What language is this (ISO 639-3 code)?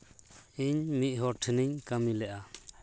sat